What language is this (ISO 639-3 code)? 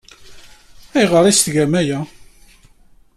kab